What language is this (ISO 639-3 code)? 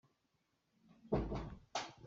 cnh